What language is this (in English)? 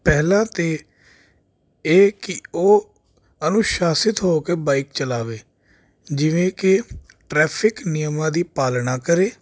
Punjabi